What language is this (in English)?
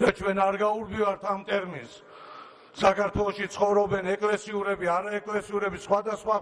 Turkish